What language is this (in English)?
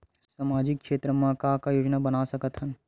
Chhattisgarhi